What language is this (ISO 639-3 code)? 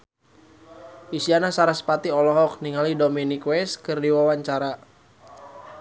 sun